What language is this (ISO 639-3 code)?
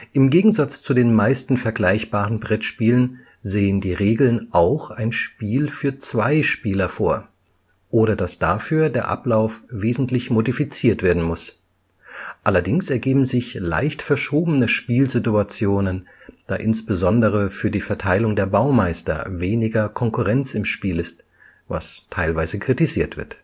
deu